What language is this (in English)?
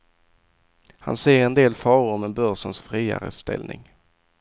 Swedish